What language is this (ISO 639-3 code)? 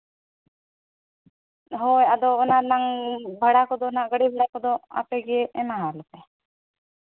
sat